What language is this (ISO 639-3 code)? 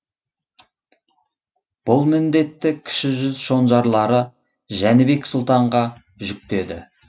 kaz